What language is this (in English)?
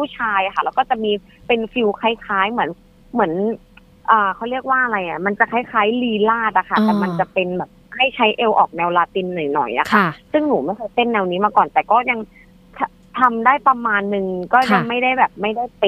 Thai